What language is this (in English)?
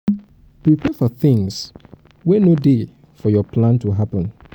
Nigerian Pidgin